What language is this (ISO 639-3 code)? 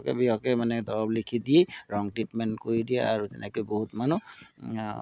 asm